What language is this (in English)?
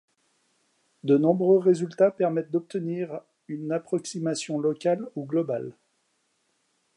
French